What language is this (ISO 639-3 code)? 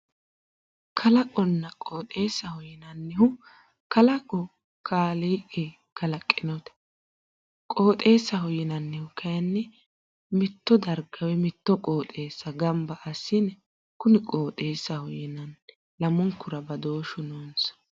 sid